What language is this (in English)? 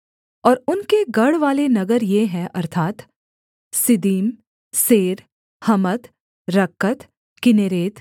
Hindi